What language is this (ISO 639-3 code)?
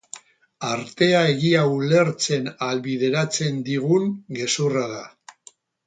eus